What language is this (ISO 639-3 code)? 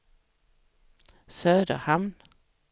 swe